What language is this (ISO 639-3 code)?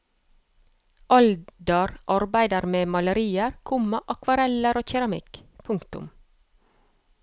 nor